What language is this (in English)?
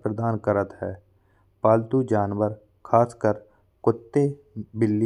Bundeli